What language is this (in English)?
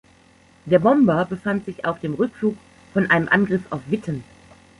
German